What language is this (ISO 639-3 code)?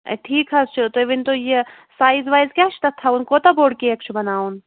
kas